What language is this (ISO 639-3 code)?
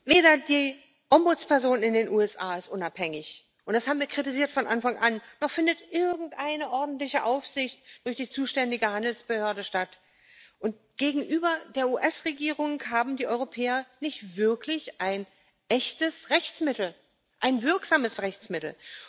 deu